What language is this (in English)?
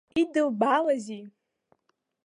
Abkhazian